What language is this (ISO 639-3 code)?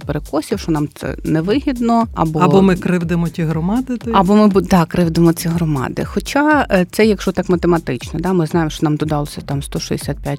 ukr